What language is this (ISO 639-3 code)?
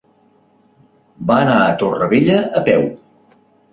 cat